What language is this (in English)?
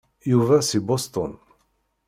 Kabyle